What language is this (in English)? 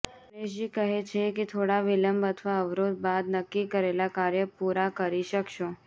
Gujarati